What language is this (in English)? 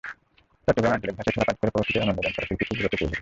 Bangla